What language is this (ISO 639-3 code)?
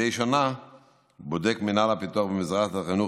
heb